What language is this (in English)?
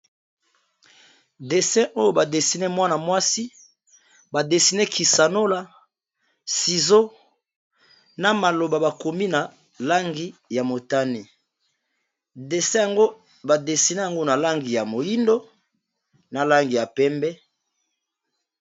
Lingala